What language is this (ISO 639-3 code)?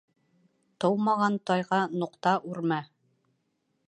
bak